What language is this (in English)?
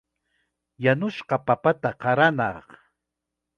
Chiquián Ancash Quechua